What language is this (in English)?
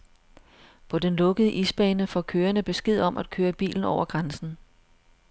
Danish